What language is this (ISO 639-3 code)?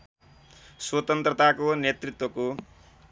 nep